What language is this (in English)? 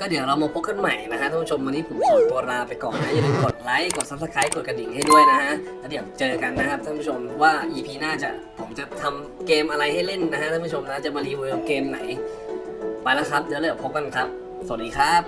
Thai